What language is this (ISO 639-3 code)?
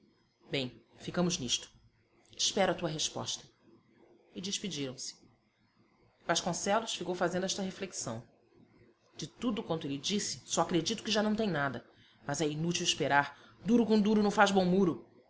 por